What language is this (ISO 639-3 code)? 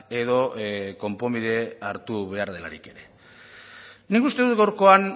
eus